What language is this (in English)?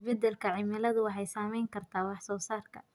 Somali